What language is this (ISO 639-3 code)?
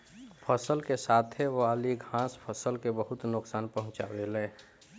bho